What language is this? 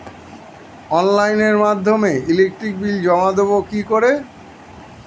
Bangla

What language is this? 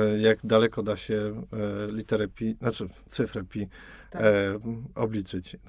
Polish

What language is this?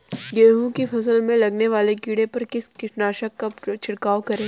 Hindi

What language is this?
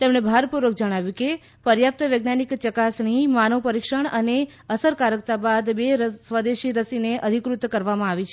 Gujarati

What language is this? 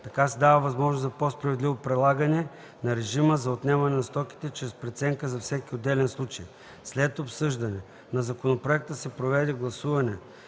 Bulgarian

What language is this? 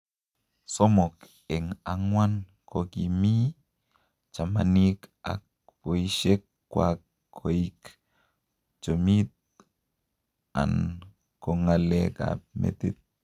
Kalenjin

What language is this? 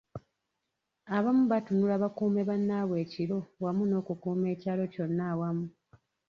Ganda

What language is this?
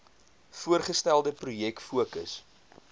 Afrikaans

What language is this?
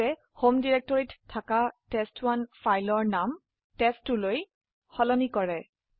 Assamese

